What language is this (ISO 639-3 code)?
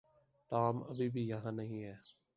urd